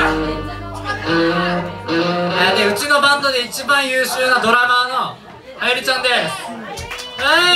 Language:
Japanese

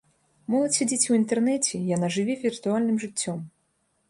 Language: Belarusian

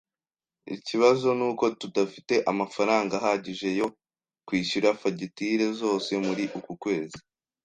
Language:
Kinyarwanda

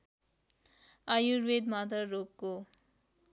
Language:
Nepali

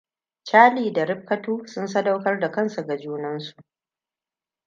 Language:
Hausa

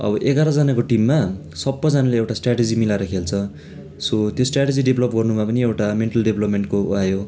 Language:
Nepali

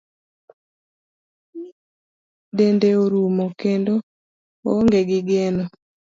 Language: Luo (Kenya and Tanzania)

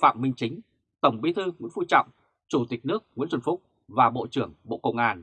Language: Vietnamese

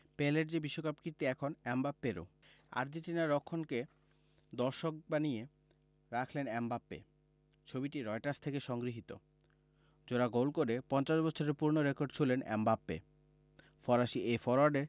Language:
Bangla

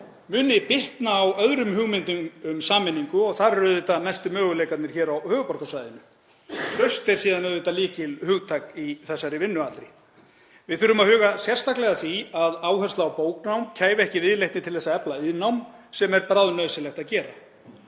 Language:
Icelandic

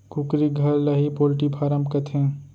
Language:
Chhattisgarhi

